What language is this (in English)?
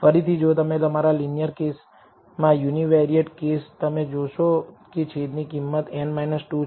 Gujarati